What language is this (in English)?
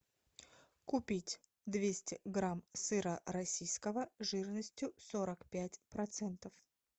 Russian